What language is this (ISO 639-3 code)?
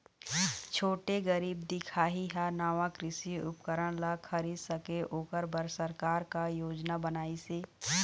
hne